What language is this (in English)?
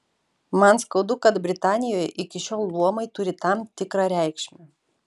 Lithuanian